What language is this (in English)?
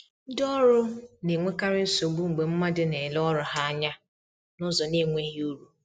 Igbo